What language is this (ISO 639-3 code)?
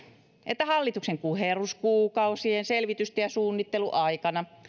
fin